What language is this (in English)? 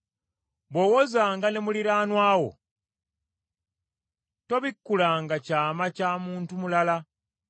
Ganda